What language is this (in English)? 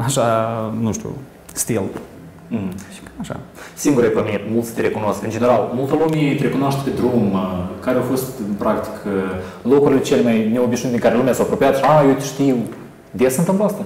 Romanian